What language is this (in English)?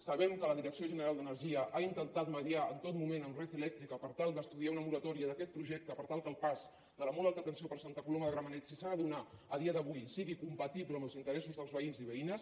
Catalan